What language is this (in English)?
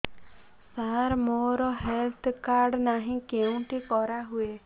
Odia